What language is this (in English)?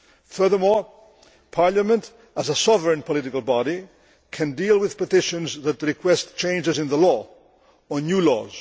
English